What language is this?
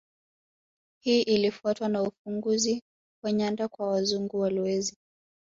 Swahili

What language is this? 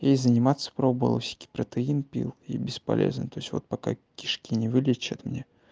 Russian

